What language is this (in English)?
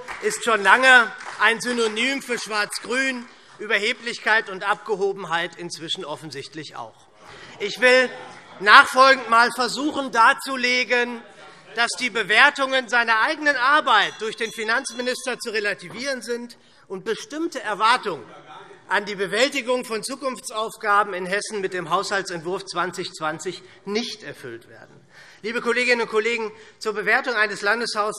German